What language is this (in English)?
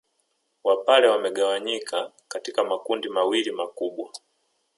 Swahili